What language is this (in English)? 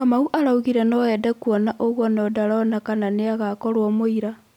Kikuyu